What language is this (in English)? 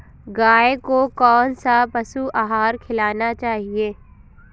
Hindi